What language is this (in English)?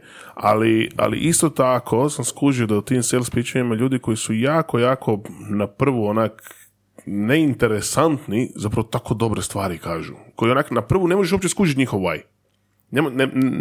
Croatian